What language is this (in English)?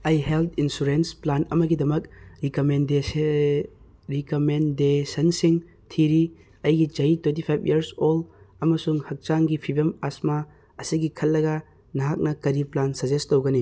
Manipuri